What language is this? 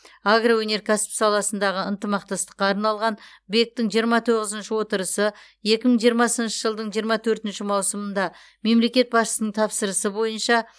Kazakh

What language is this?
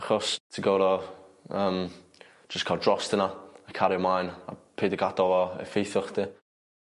Welsh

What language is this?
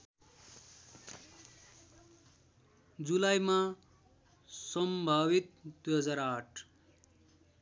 Nepali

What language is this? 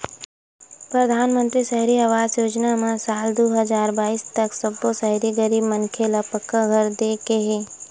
Chhattisgarhi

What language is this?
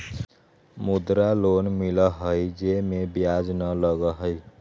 Magahi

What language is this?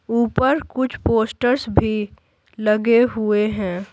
Hindi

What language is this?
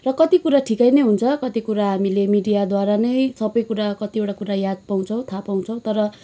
Nepali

